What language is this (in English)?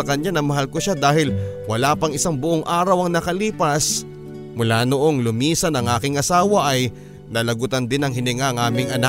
Filipino